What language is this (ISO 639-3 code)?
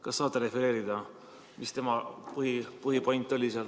est